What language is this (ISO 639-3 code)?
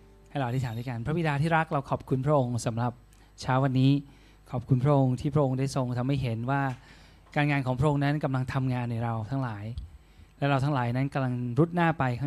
tha